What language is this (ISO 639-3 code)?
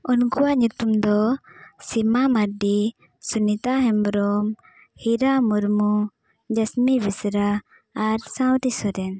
sat